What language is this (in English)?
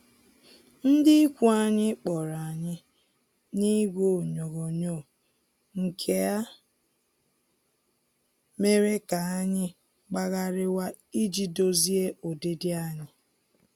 Igbo